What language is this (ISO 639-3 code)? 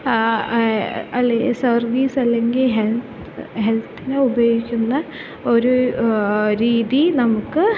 mal